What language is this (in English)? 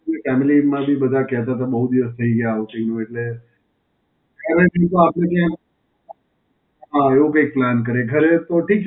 Gujarati